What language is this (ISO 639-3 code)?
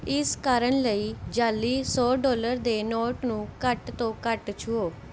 pan